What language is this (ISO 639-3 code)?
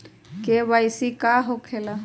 mag